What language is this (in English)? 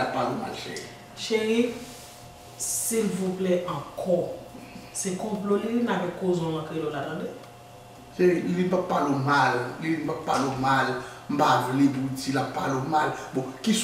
French